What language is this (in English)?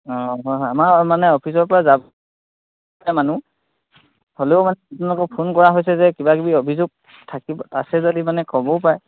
Assamese